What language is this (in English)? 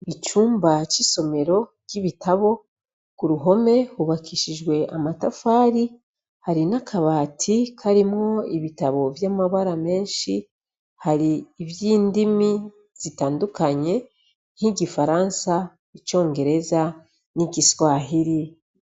Rundi